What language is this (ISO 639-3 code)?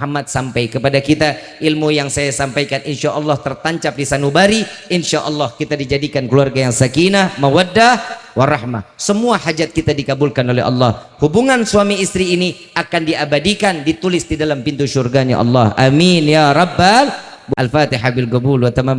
ind